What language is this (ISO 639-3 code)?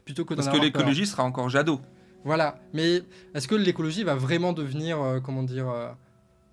fra